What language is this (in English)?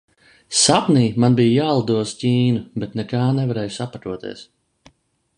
Latvian